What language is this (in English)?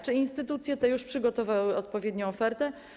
Polish